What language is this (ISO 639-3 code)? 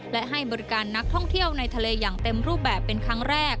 tha